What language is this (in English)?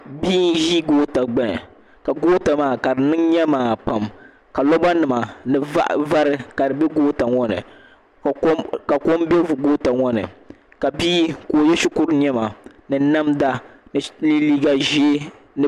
Dagbani